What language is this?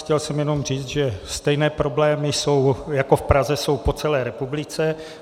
Czech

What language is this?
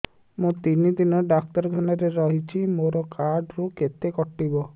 Odia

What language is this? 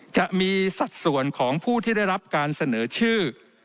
Thai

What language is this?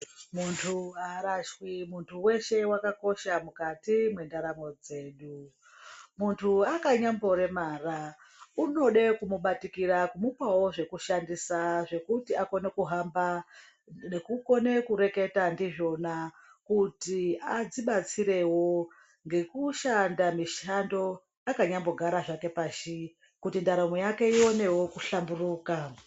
Ndau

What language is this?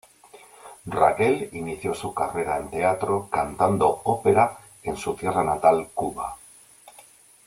Spanish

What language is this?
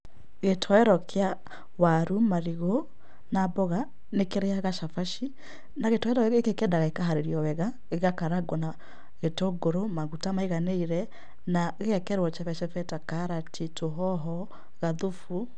Kikuyu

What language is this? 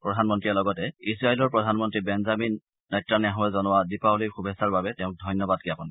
Assamese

